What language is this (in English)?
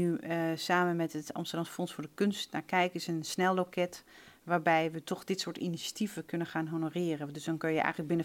Dutch